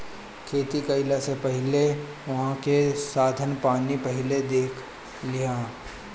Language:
Bhojpuri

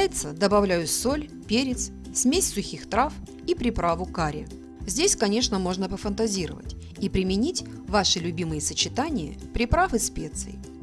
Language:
Russian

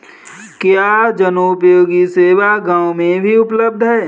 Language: Hindi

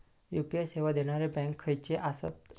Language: Marathi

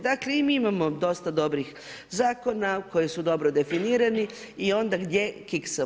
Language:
Croatian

